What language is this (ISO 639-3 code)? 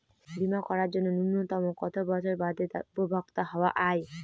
ben